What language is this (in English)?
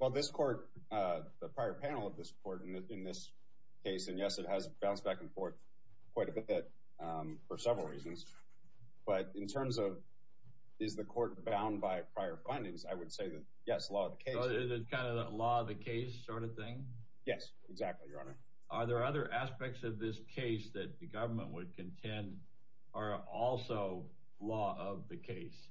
English